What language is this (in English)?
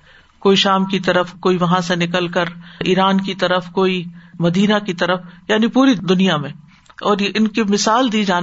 Urdu